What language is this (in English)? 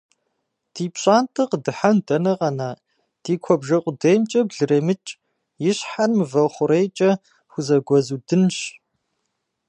Kabardian